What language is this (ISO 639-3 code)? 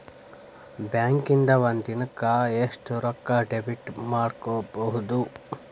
kan